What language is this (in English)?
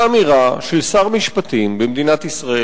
Hebrew